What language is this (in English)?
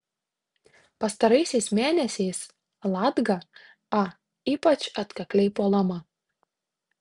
Lithuanian